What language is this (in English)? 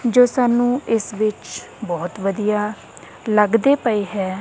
Punjabi